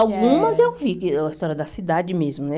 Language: Portuguese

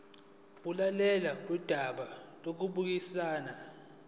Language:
Zulu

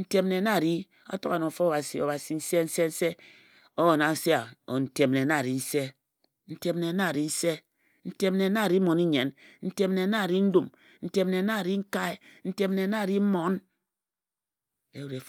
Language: Ejagham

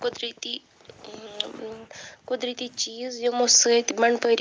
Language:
Kashmiri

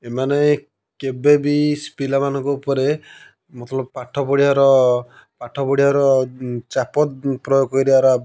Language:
Odia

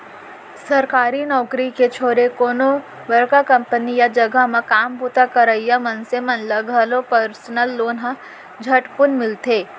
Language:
Chhattisgarhi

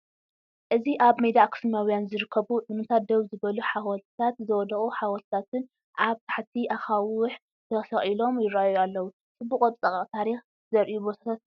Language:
Tigrinya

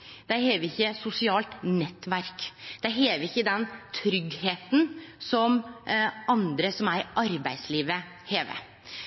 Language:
Norwegian Nynorsk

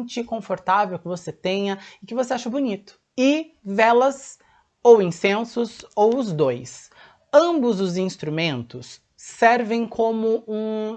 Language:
Portuguese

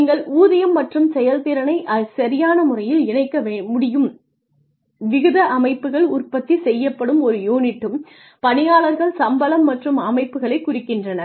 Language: Tamil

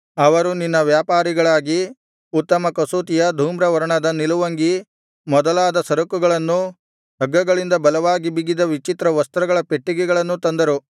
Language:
Kannada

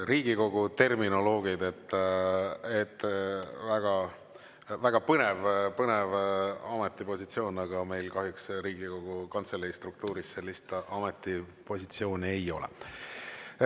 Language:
Estonian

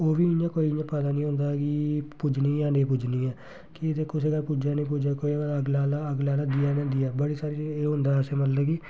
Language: Dogri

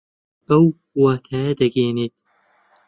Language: Central Kurdish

